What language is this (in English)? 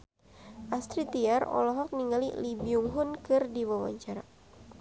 Sundanese